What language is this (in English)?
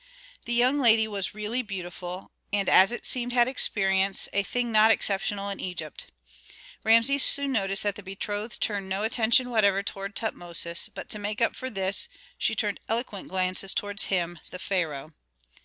English